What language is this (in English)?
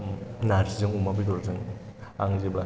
Bodo